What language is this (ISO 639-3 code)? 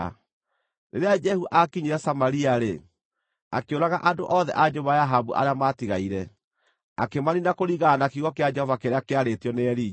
kik